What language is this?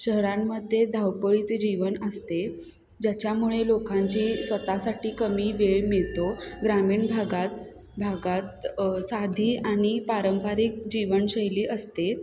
Marathi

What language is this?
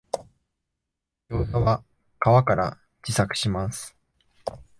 Japanese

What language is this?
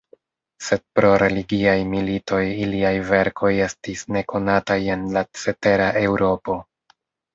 Esperanto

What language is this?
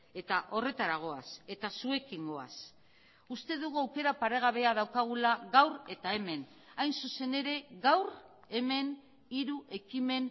Basque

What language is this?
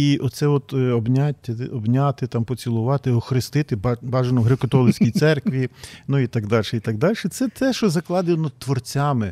Ukrainian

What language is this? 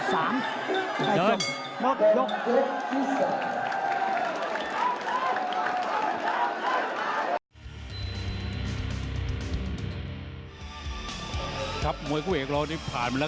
Thai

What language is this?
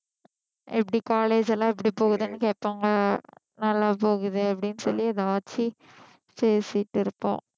Tamil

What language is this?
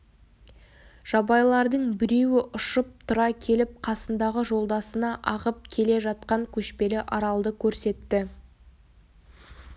Kazakh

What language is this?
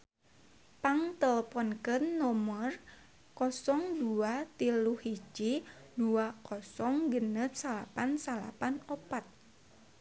Sundanese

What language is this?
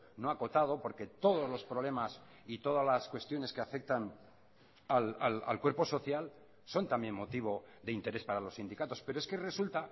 Spanish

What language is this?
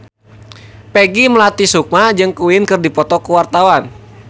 Sundanese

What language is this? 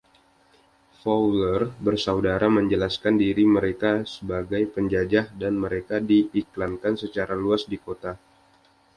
Indonesian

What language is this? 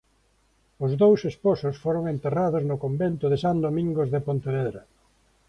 Galician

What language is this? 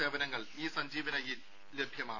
Malayalam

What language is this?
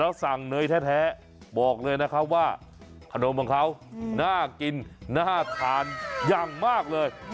Thai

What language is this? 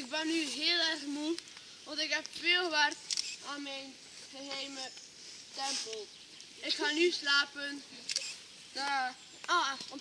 Dutch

